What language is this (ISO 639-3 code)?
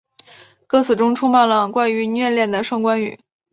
zho